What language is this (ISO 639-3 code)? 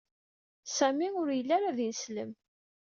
kab